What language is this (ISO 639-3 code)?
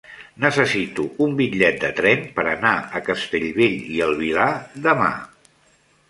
cat